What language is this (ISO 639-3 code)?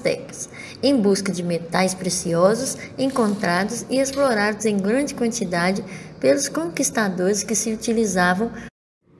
por